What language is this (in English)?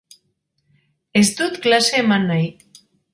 Basque